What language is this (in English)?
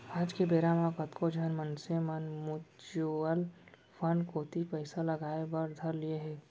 Chhattisgarhi